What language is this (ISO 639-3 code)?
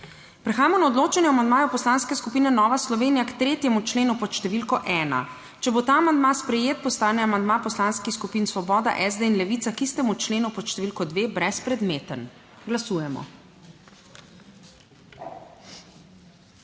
slv